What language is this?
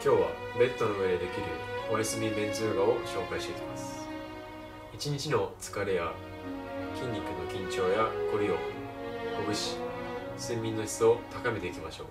Japanese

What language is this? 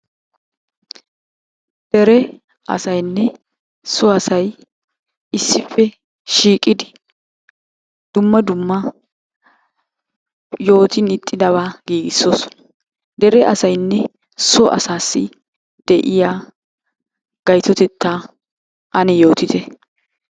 Wolaytta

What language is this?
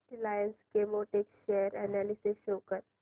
Marathi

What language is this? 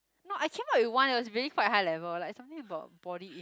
English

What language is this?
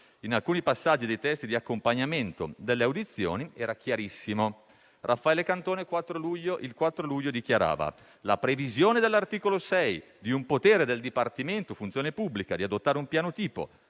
Italian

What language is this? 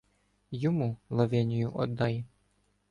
Ukrainian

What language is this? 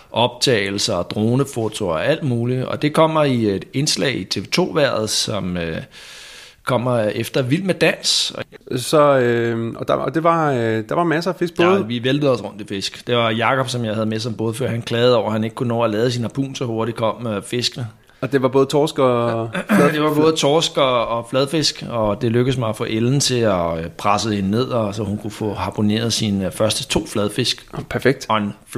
Danish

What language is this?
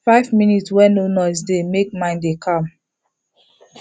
Nigerian Pidgin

